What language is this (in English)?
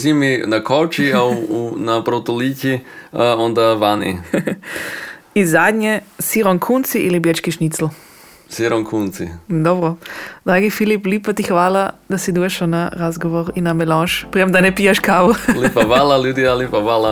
Croatian